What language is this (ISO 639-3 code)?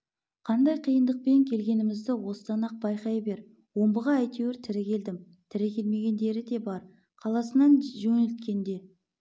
kaz